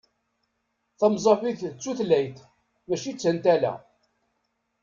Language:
Kabyle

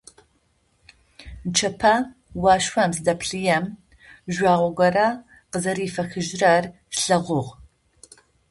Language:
Adyghe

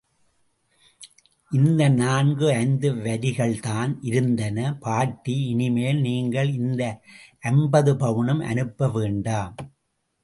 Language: Tamil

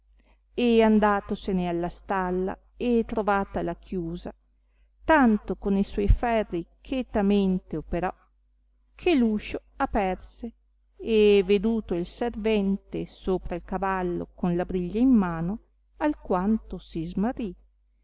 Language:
Italian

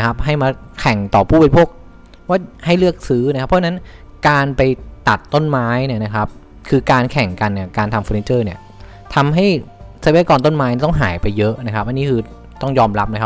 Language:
Thai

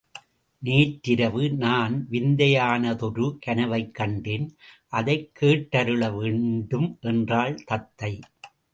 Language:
Tamil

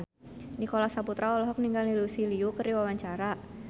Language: Sundanese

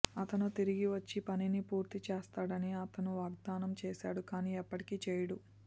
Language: Telugu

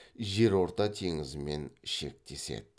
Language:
Kazakh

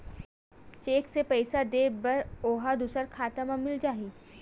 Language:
Chhattisgarhi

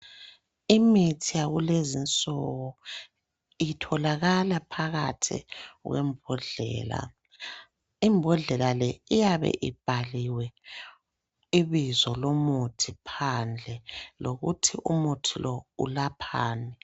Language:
North Ndebele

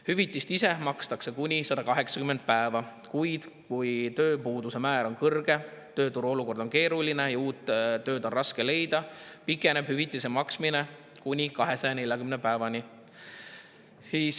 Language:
Estonian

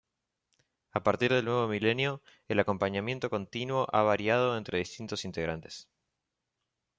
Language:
Spanish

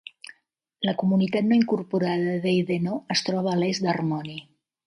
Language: Catalan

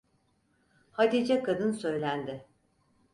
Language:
Turkish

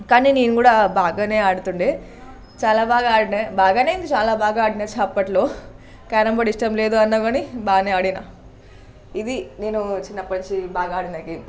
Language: Telugu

